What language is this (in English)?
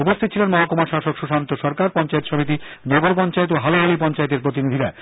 Bangla